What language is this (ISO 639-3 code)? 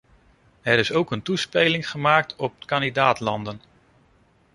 nld